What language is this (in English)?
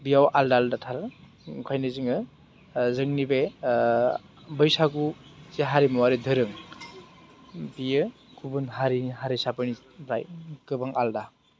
Bodo